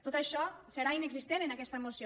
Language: Catalan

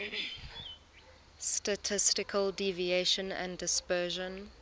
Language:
English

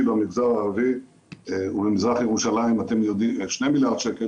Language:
Hebrew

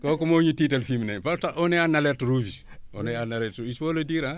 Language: Wolof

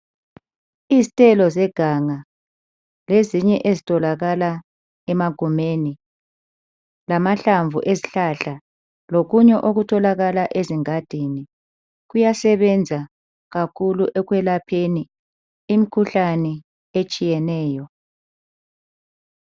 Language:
North Ndebele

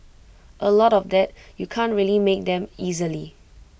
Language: English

